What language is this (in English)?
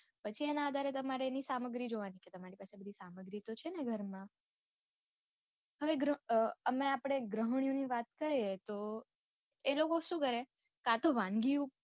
Gujarati